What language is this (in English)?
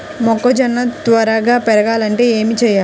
Telugu